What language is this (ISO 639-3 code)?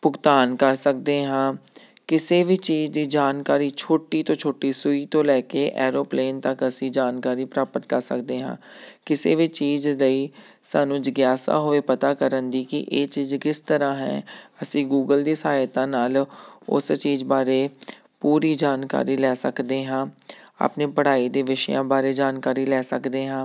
pan